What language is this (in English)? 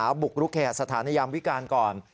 Thai